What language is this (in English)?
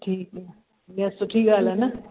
Sindhi